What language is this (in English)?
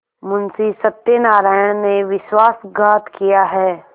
Hindi